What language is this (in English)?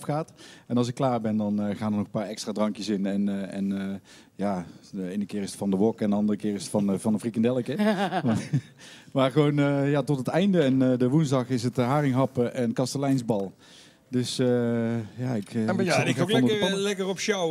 Dutch